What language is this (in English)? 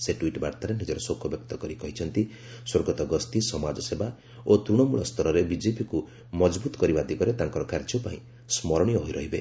Odia